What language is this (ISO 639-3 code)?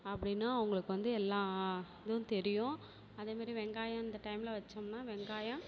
tam